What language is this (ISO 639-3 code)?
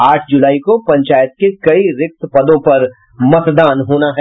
hin